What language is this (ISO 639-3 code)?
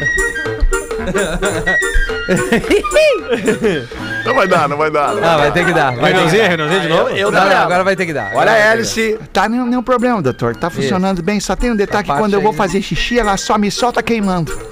por